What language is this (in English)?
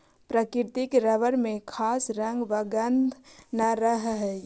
Magahi